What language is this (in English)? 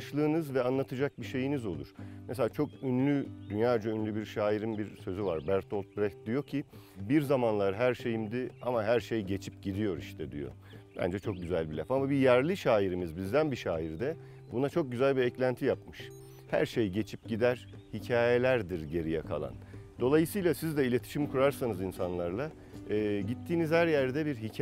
Turkish